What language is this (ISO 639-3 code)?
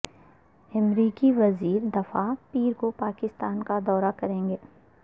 urd